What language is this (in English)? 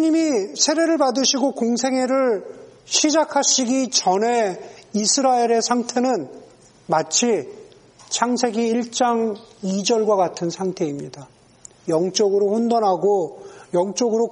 Korean